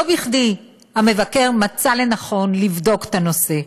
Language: Hebrew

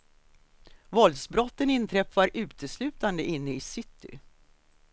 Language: Swedish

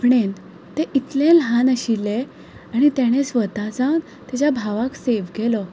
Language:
Konkani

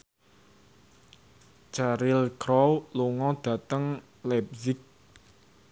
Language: Javanese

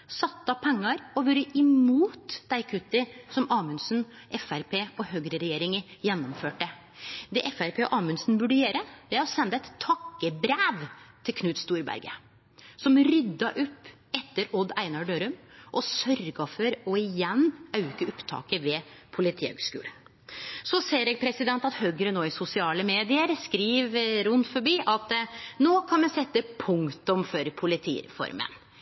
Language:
Norwegian Nynorsk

